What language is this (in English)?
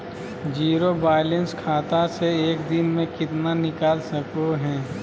Magahi